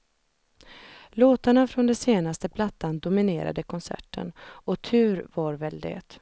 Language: Swedish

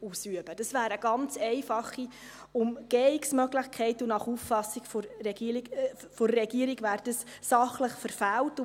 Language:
Swiss German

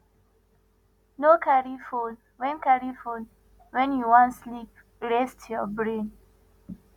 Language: Nigerian Pidgin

